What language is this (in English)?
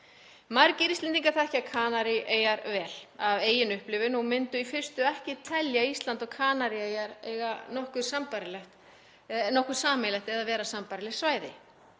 Icelandic